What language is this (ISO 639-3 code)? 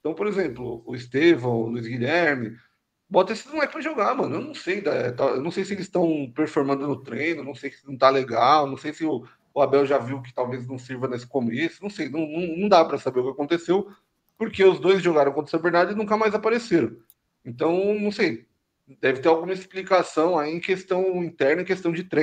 por